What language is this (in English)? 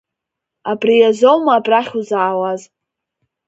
Abkhazian